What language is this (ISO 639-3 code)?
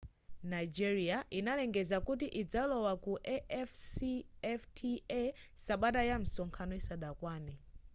nya